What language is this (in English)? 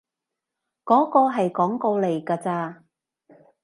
Cantonese